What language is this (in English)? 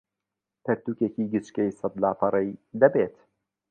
Central Kurdish